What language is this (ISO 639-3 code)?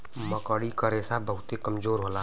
bho